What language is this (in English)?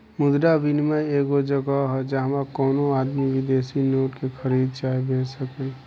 Bhojpuri